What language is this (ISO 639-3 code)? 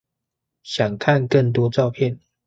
zho